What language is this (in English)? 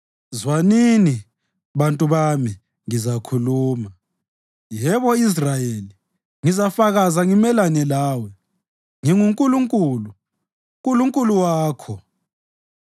North Ndebele